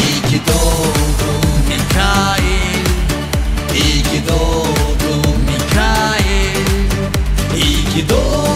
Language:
Turkish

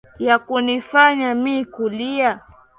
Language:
Swahili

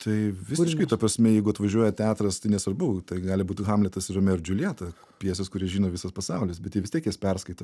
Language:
Lithuanian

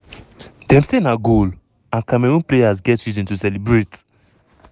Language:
Nigerian Pidgin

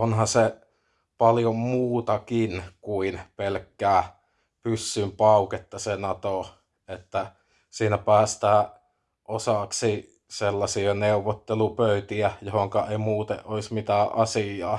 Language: Finnish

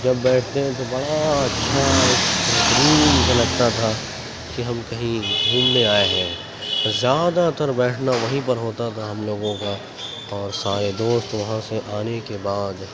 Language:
Urdu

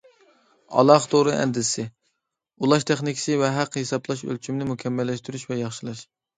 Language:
Uyghur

